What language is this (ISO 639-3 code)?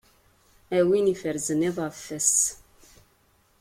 kab